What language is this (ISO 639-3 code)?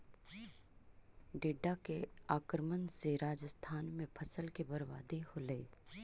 mag